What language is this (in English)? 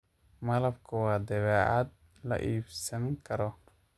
Somali